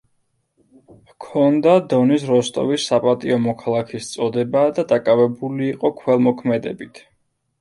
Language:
Georgian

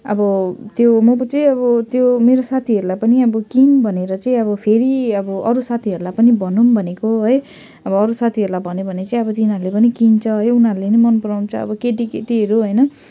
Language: Nepali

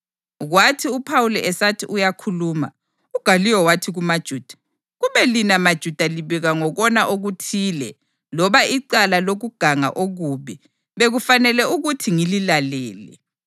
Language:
North Ndebele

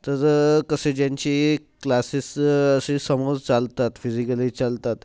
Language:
Marathi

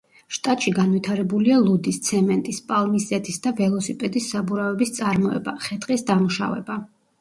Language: Georgian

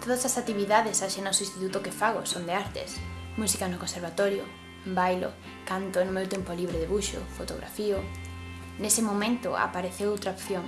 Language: Galician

